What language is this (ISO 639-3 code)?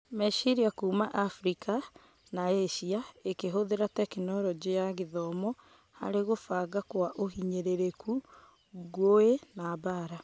kik